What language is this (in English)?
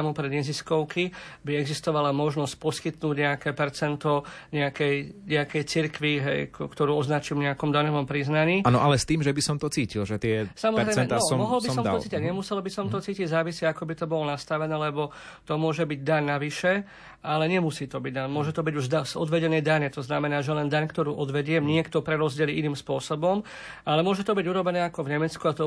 Slovak